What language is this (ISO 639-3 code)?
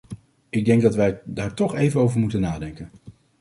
nld